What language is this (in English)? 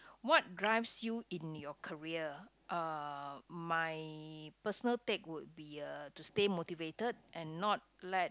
English